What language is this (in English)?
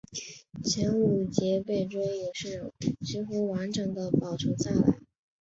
Chinese